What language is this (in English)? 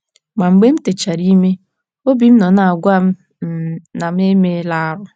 Igbo